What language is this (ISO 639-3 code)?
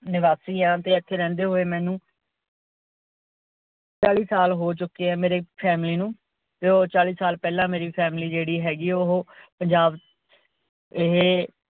pan